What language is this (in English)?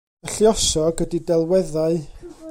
Welsh